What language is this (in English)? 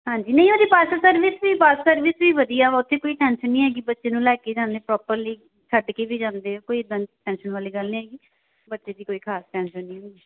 Punjabi